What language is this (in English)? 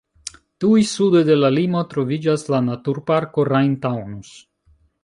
Esperanto